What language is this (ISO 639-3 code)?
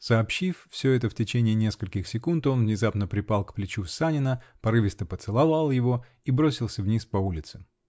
rus